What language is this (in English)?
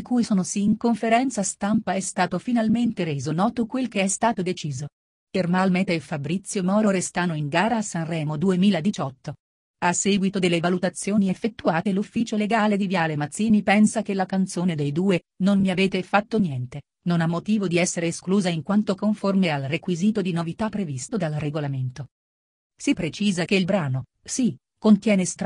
Italian